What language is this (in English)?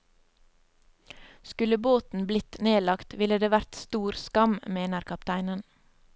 Norwegian